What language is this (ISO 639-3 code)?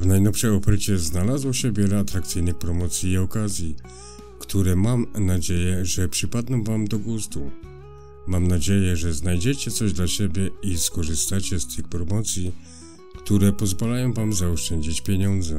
pol